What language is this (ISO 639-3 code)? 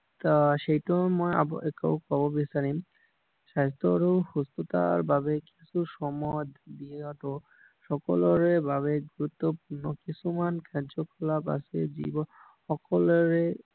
asm